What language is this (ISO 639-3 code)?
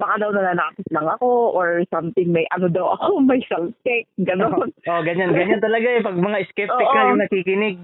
fil